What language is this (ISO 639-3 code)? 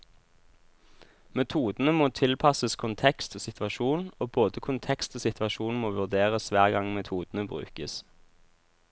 nor